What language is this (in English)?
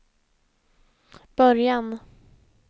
Swedish